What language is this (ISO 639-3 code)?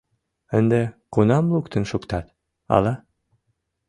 chm